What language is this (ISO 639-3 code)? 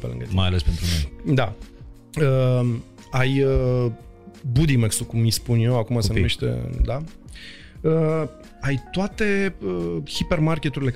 ron